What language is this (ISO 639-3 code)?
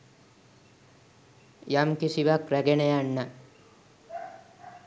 sin